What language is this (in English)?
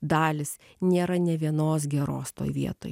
Lithuanian